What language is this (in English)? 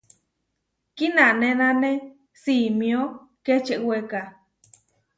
Huarijio